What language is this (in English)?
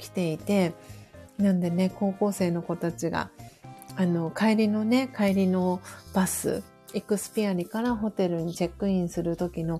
Japanese